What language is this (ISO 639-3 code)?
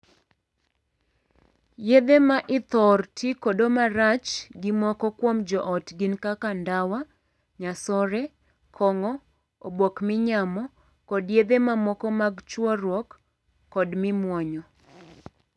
luo